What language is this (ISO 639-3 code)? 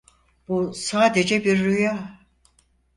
tur